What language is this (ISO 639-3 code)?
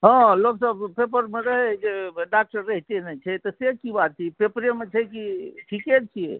mai